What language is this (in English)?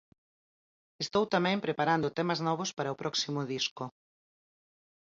Galician